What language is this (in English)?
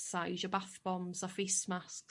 Welsh